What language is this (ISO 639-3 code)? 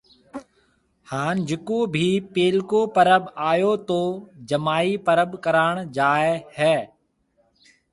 mve